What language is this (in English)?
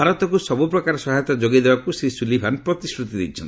Odia